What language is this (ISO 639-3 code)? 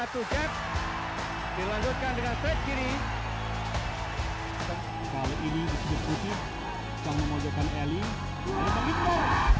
ind